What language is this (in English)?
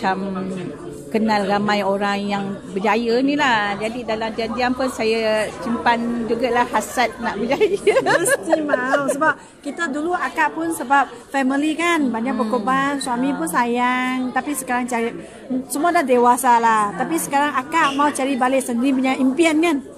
Malay